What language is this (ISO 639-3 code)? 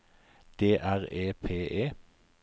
nor